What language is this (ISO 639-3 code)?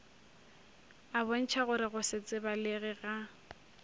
nso